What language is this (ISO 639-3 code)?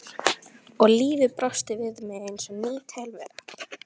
isl